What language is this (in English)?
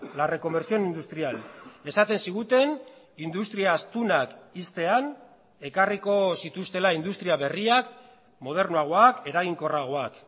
Basque